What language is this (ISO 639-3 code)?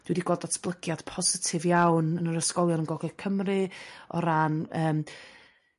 cym